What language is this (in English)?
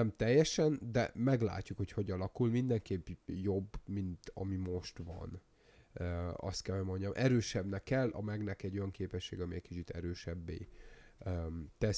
Hungarian